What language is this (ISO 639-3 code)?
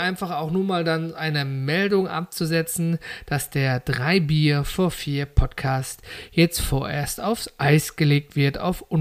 deu